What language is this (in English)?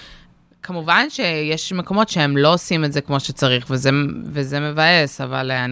Hebrew